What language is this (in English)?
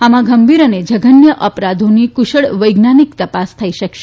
Gujarati